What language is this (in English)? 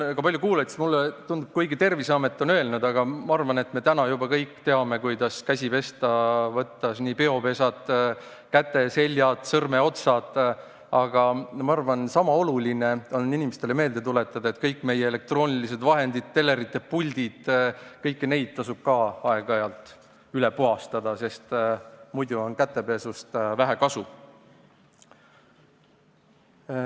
Estonian